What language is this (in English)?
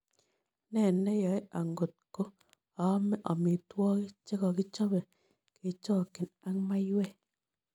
Kalenjin